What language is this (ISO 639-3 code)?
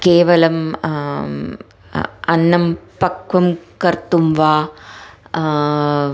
san